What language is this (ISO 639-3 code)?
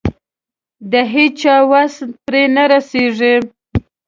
pus